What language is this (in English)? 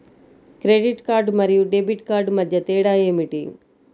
Telugu